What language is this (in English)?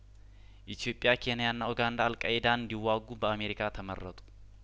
Amharic